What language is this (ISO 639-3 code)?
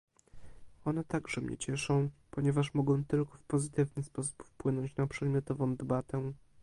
pol